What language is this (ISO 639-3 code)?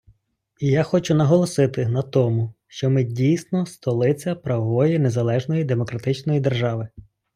ukr